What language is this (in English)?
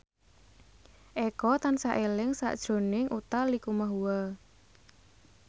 Javanese